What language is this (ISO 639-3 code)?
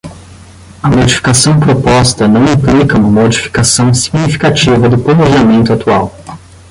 por